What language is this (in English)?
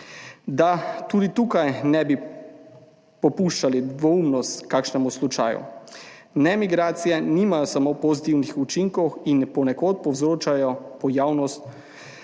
Slovenian